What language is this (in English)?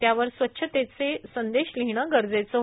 Marathi